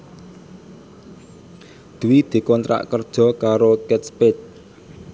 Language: Javanese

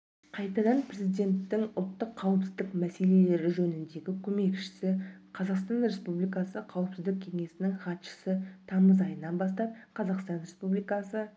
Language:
Kazakh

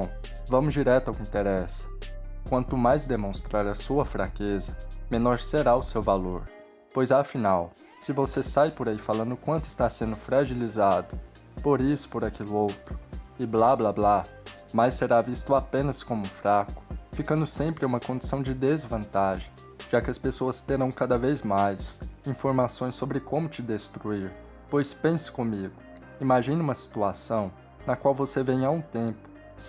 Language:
Portuguese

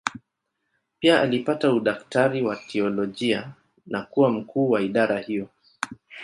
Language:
Swahili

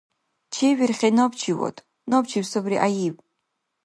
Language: Dargwa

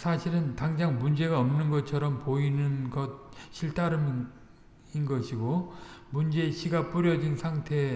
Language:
Korean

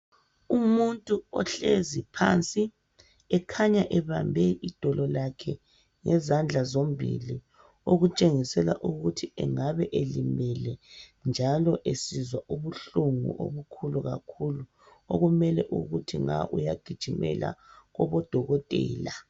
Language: North Ndebele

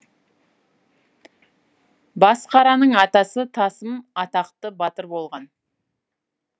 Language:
Kazakh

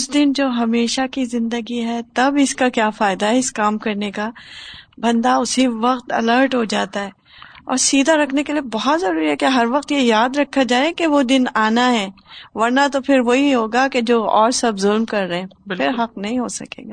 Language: Urdu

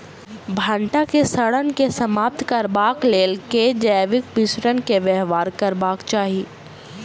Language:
Maithili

